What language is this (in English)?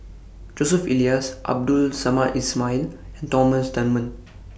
English